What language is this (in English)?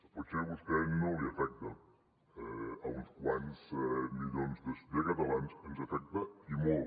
Catalan